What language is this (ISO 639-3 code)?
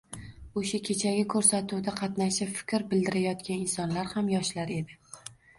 uzb